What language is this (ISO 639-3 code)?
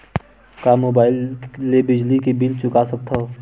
hne